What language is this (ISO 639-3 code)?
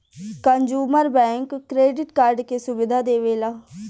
bho